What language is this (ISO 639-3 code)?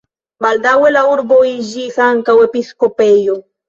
epo